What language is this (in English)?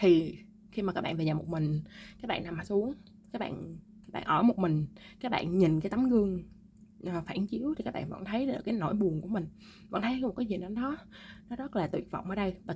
Vietnamese